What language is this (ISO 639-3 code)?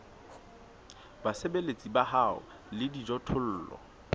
sot